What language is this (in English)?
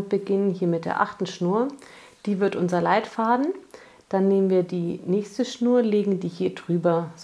German